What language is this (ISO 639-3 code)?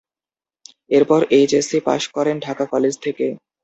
ben